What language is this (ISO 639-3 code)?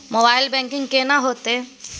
mai